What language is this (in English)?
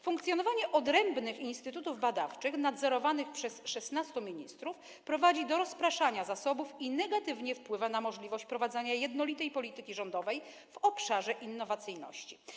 Polish